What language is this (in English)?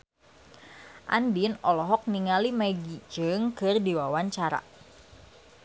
Sundanese